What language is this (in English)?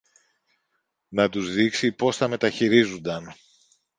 Greek